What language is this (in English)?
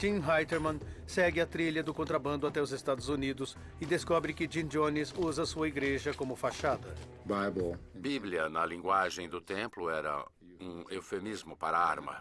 Portuguese